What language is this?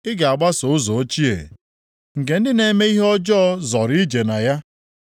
Igbo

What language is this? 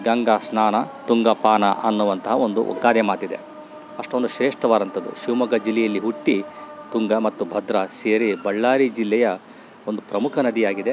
Kannada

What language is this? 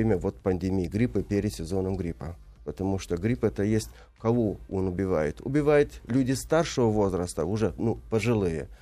Russian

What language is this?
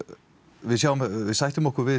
Icelandic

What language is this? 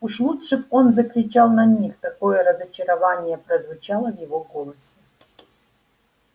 Russian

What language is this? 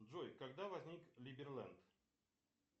Russian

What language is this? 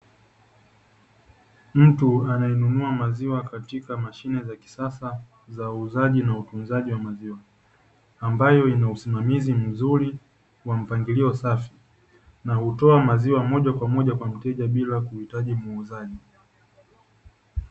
Swahili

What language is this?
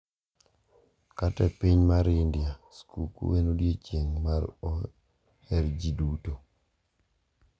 Luo (Kenya and Tanzania)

